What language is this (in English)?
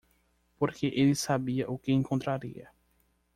Portuguese